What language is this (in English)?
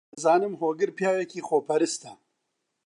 Central Kurdish